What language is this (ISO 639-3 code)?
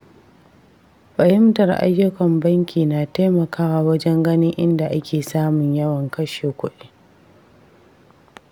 hau